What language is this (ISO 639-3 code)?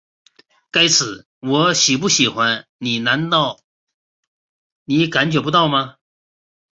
zho